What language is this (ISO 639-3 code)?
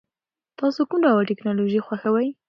pus